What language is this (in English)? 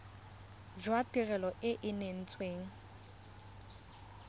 Tswana